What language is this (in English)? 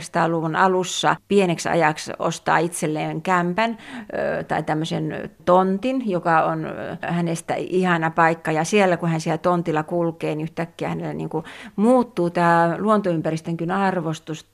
Finnish